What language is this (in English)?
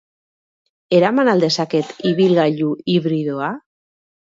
Basque